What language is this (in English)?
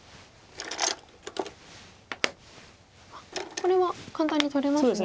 Japanese